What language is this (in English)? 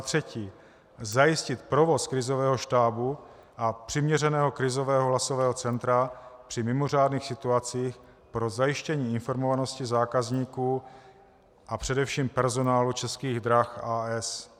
Czech